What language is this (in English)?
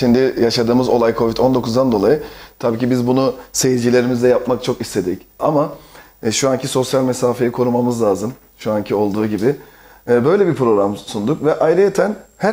Turkish